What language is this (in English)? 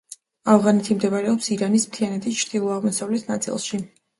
Georgian